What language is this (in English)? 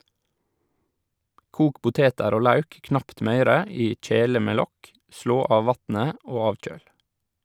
Norwegian